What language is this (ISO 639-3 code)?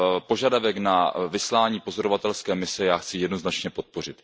ces